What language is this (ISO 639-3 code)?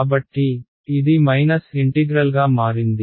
tel